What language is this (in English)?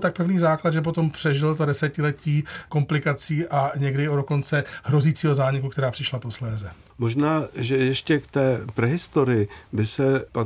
Czech